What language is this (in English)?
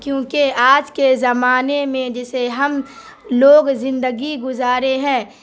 Urdu